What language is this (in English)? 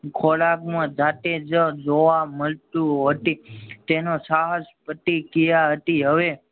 Gujarati